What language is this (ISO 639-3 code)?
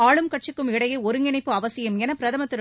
tam